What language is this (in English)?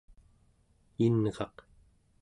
Central Yupik